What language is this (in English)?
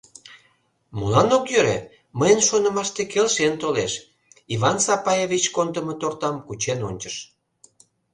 Mari